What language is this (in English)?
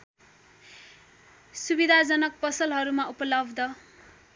Nepali